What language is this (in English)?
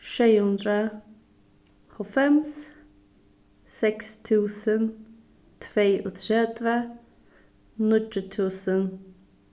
Faroese